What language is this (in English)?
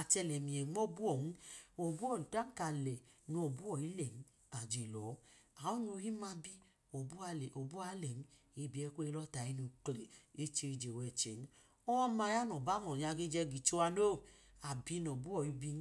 Idoma